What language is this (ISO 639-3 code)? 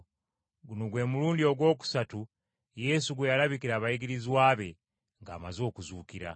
lug